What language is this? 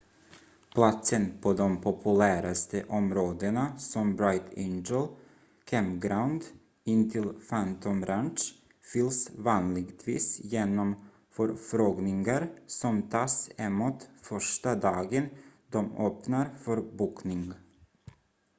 Swedish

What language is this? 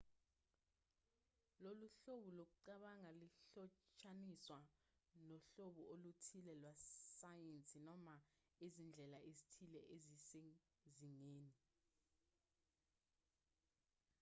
Zulu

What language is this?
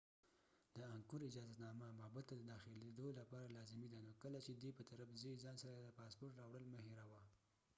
Pashto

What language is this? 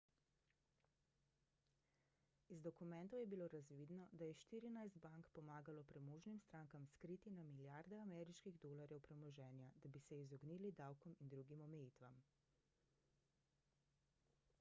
Slovenian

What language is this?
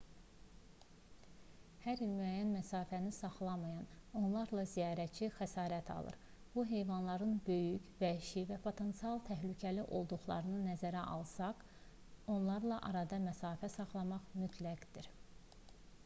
Azerbaijani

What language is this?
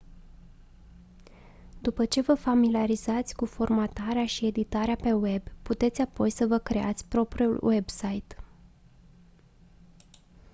Romanian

